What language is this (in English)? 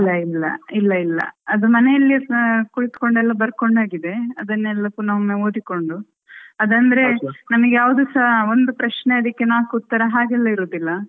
Kannada